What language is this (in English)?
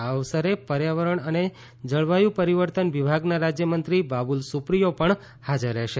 Gujarati